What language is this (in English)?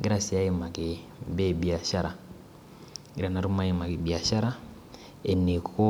Masai